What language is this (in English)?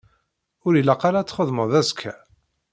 Kabyle